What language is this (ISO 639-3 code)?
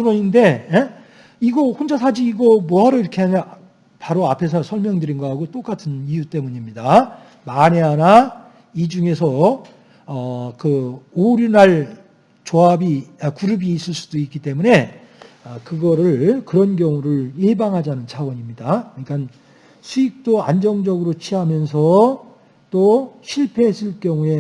kor